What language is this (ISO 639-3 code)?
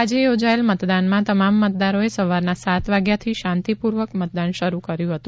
guj